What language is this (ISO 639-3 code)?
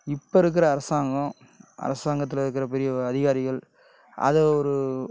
tam